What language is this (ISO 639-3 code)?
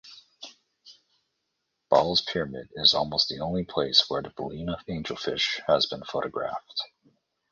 eng